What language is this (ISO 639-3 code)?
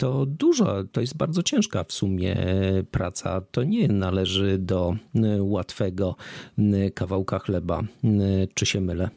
pol